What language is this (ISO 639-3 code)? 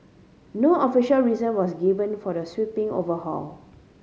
eng